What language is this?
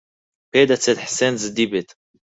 Central Kurdish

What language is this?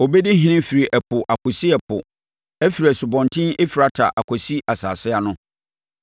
Akan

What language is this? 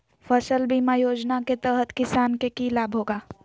Magahi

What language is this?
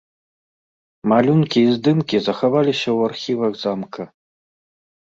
Belarusian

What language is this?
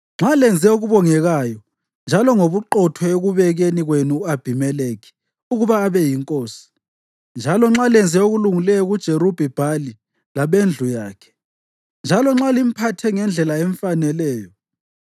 North Ndebele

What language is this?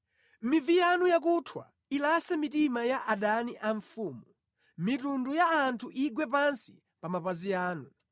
Nyanja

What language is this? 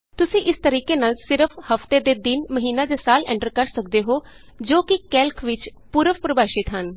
Punjabi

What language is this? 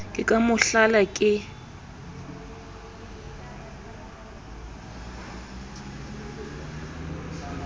Southern Sotho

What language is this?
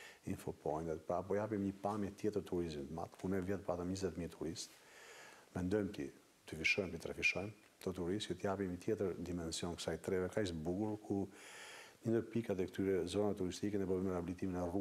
Romanian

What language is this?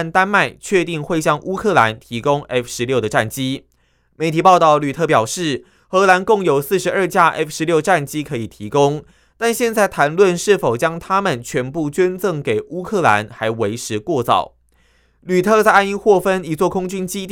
Chinese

